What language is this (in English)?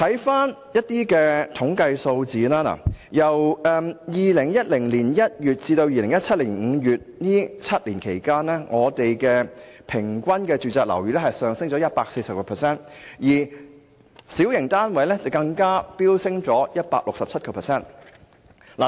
Cantonese